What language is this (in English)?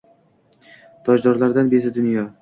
Uzbek